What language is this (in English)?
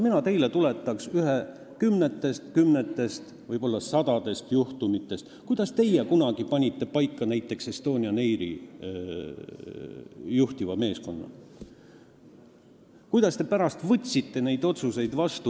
Estonian